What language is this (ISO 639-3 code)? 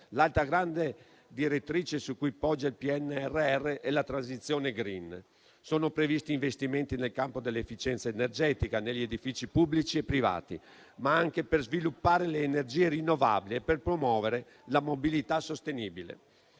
ita